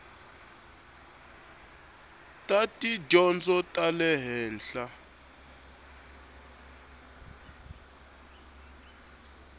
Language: Tsonga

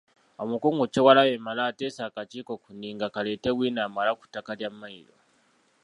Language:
Ganda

